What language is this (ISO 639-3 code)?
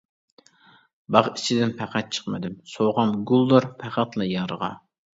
uig